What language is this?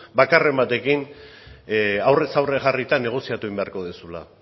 Basque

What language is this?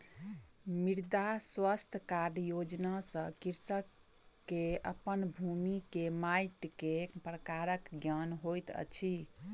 Maithili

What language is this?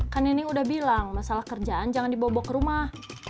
Indonesian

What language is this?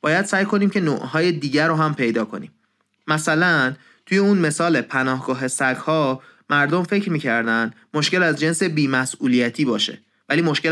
Persian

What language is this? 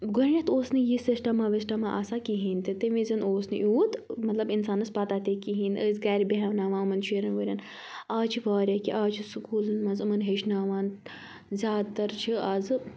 Kashmiri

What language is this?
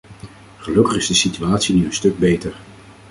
Dutch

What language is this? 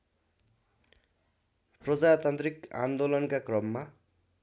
Nepali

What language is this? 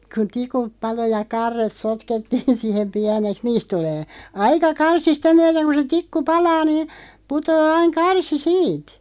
Finnish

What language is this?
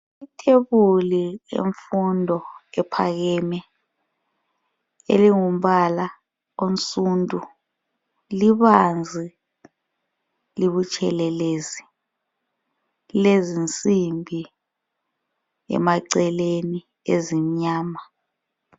North Ndebele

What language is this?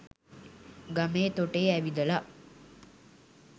Sinhala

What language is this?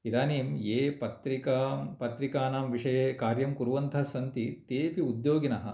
Sanskrit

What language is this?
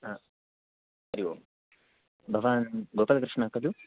Sanskrit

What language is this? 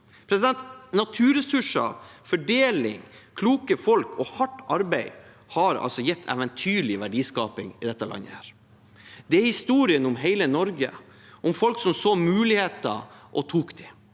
Norwegian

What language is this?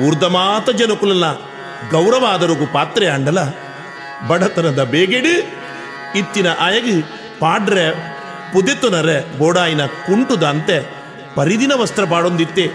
Kannada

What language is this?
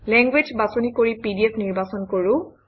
Assamese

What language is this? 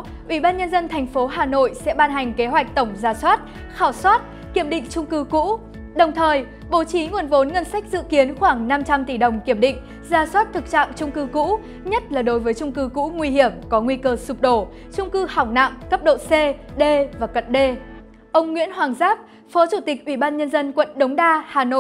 Vietnamese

